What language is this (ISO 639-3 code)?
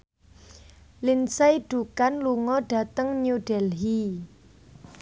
jav